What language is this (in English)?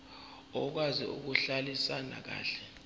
Zulu